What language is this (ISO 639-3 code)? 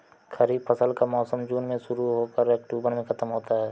hin